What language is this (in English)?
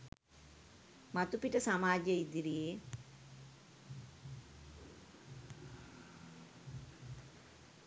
Sinhala